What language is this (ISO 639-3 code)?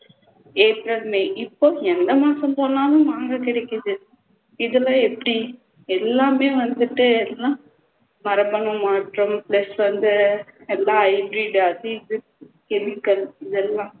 tam